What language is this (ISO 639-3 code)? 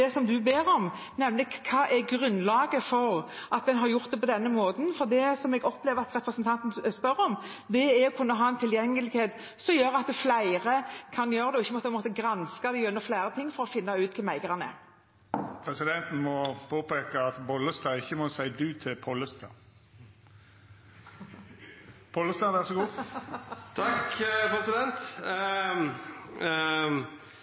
nor